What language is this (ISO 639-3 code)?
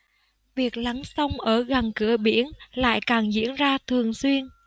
vie